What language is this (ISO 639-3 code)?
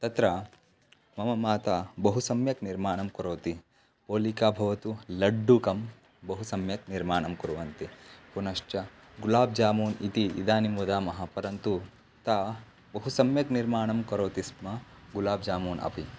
san